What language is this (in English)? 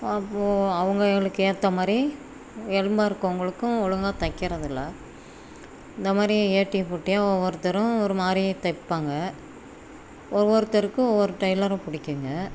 Tamil